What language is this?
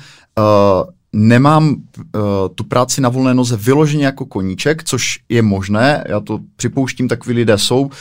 Czech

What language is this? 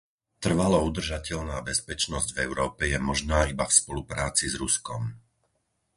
Slovak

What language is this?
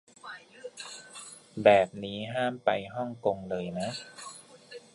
Thai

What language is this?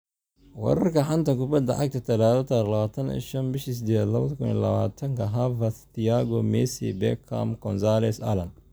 Somali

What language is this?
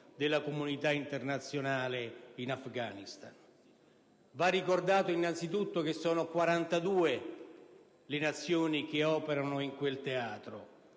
Italian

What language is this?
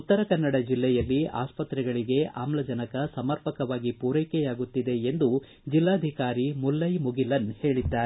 Kannada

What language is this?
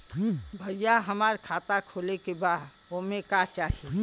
Bhojpuri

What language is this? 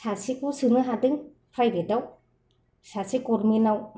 Bodo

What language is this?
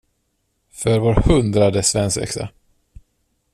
Swedish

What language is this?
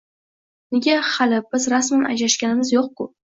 Uzbek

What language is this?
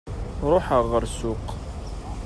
Kabyle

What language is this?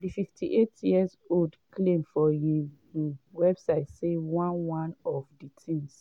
Nigerian Pidgin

